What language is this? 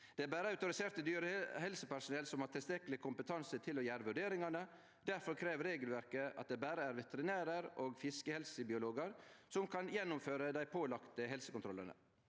Norwegian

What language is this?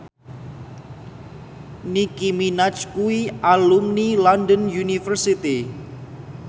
Javanese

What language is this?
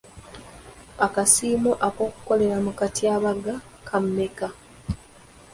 Ganda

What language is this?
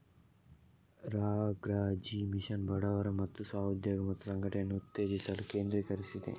Kannada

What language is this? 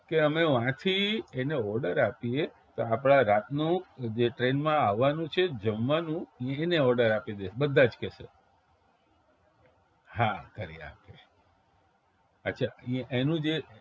Gujarati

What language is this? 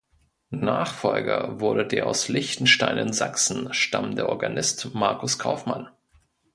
German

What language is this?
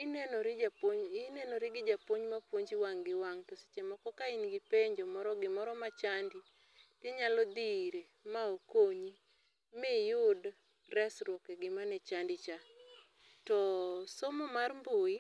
Luo (Kenya and Tanzania)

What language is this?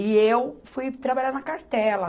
Portuguese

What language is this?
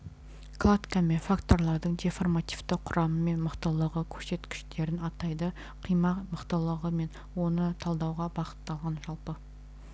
Kazakh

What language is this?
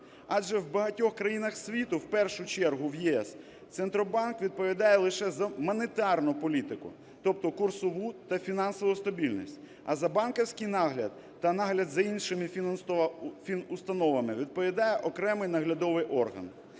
Ukrainian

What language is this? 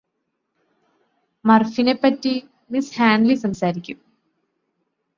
Malayalam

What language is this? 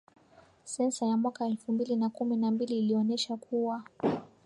Swahili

